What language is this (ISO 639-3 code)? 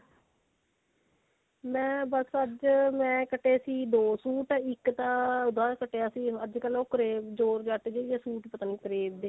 pan